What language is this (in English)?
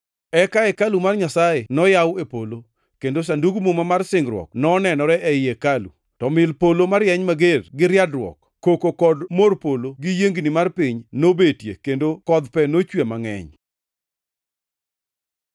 Luo (Kenya and Tanzania)